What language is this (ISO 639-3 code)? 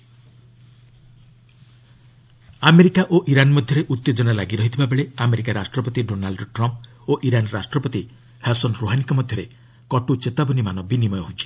ori